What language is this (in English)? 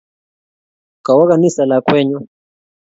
Kalenjin